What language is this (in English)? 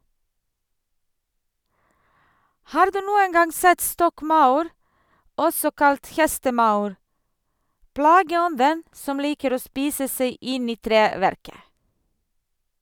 Norwegian